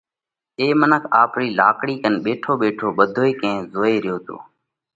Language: Parkari Koli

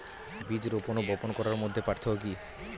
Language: Bangla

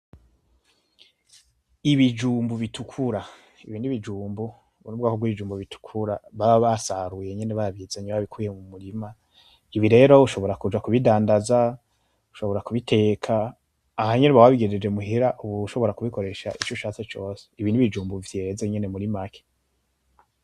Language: Rundi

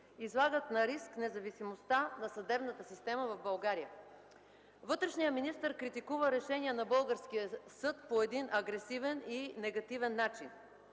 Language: Bulgarian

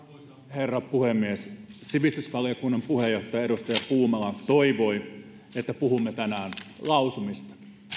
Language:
Finnish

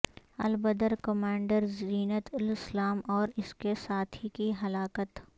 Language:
Urdu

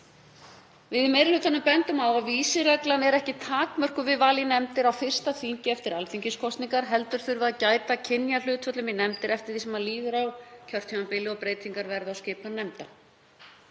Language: Icelandic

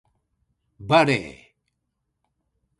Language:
Japanese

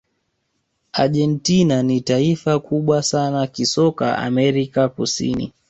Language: Swahili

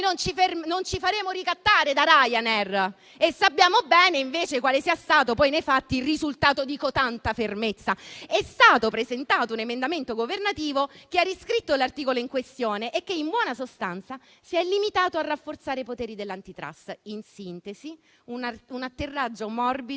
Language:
Italian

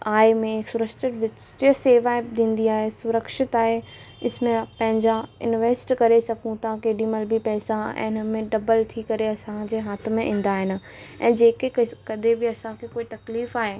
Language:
Sindhi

